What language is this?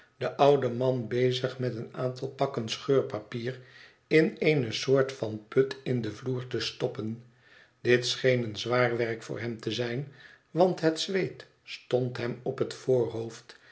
Dutch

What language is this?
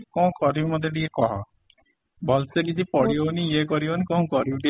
Odia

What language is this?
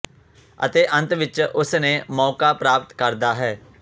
Punjabi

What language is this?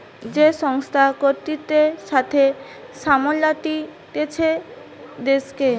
Bangla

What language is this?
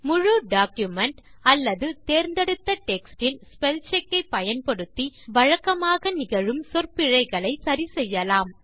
Tamil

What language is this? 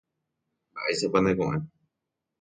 Guarani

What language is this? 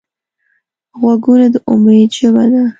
Pashto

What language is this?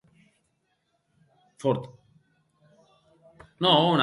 Occitan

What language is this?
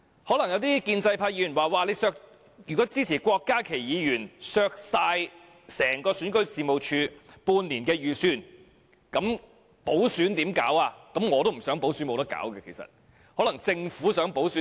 Cantonese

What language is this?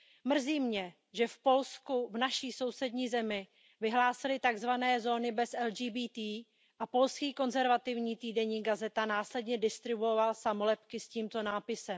Czech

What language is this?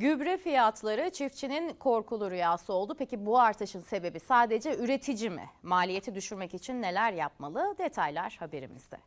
Turkish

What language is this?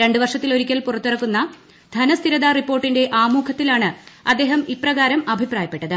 Malayalam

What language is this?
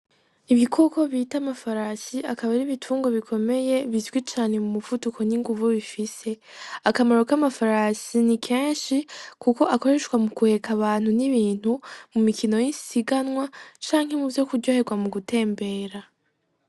Rundi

